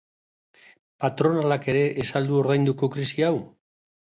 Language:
Basque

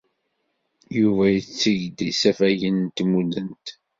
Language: Kabyle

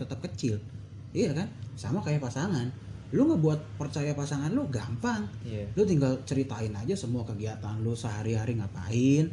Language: Indonesian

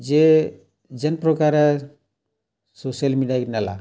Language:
Odia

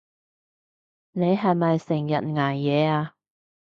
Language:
Cantonese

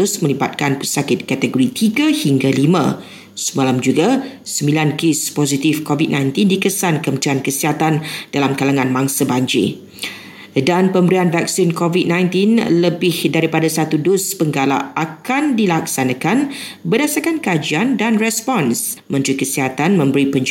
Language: Malay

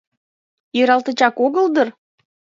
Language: Mari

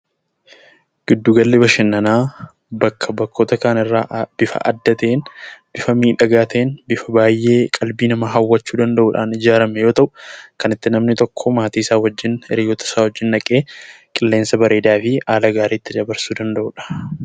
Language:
Oromo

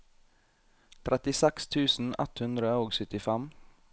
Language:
Norwegian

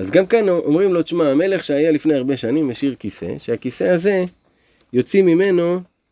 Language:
Hebrew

